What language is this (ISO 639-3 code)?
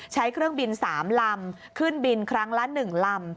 tha